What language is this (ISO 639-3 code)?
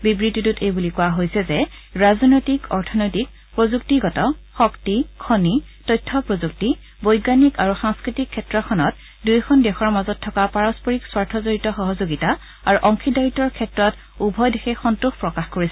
asm